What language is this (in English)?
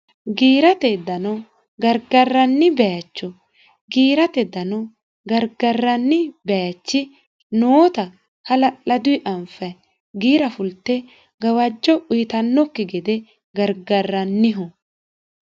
Sidamo